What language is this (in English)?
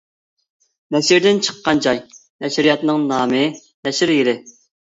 Uyghur